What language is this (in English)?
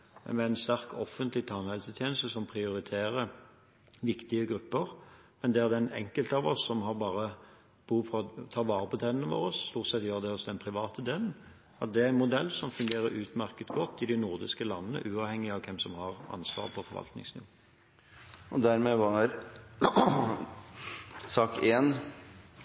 Norwegian